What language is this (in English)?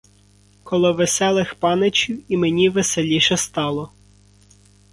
Ukrainian